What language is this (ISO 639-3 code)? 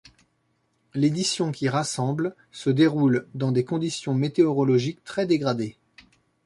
fra